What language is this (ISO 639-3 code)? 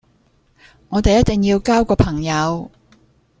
yue